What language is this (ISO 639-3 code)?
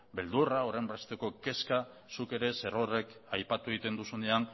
eus